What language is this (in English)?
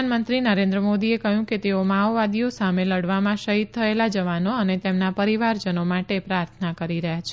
Gujarati